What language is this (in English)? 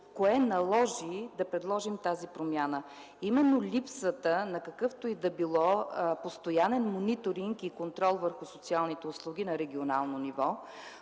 Bulgarian